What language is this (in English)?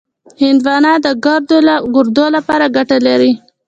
Pashto